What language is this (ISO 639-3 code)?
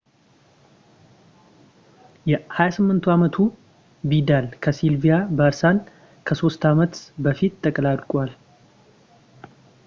amh